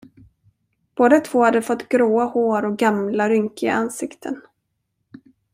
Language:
Swedish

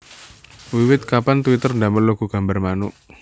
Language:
Javanese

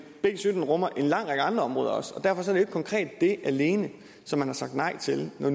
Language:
Danish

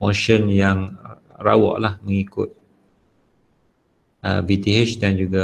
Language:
Malay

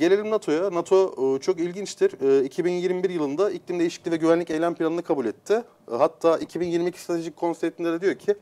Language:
Turkish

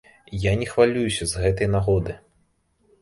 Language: Belarusian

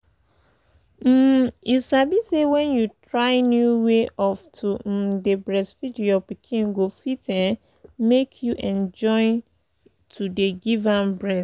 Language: Nigerian Pidgin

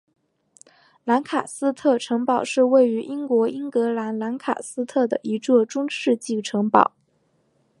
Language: Chinese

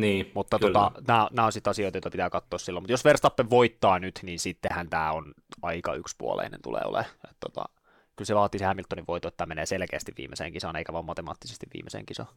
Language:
Finnish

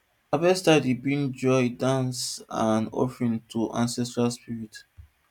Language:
Nigerian Pidgin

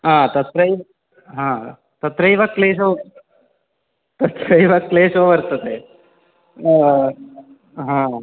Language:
Sanskrit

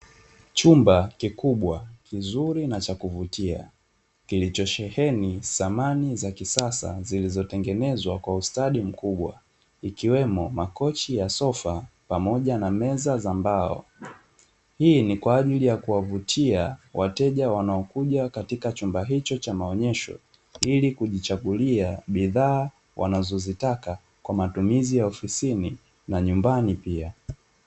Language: Swahili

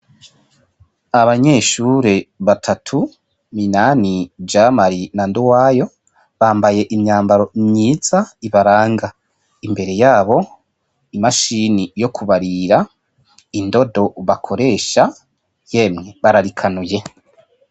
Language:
Rundi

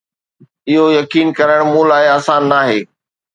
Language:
Sindhi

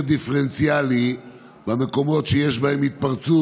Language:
Hebrew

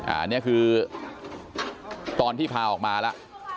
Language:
Thai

